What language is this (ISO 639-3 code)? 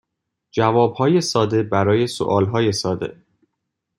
fas